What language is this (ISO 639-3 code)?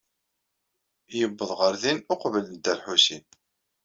kab